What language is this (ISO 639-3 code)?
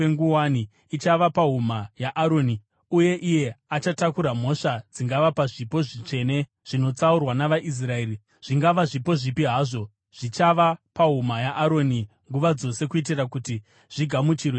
sna